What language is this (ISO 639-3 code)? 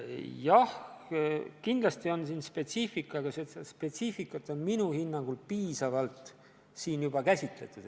est